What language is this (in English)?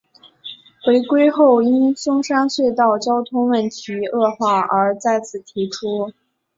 Chinese